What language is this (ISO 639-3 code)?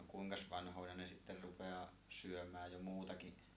fin